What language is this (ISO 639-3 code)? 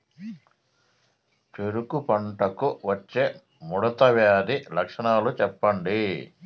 tel